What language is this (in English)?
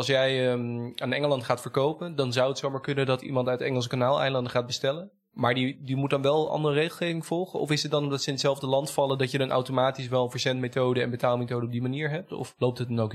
Dutch